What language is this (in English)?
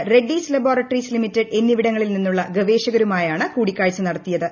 Malayalam